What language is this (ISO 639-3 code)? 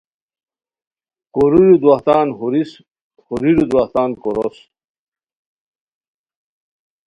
khw